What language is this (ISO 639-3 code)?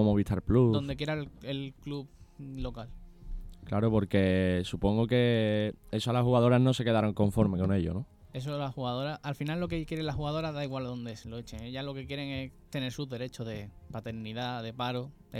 spa